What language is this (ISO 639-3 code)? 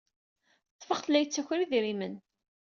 kab